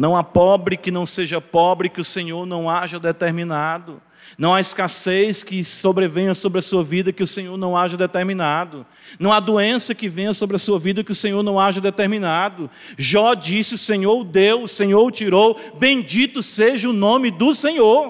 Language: Portuguese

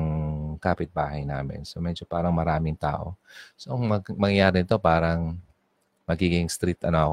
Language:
Filipino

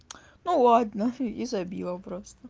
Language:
Russian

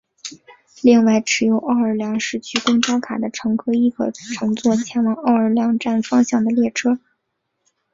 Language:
Chinese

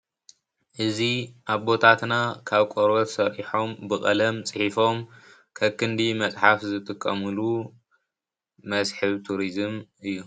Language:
Tigrinya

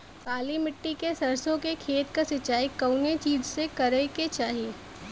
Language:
Bhojpuri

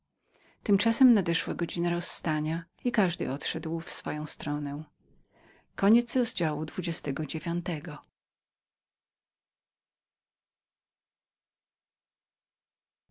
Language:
Polish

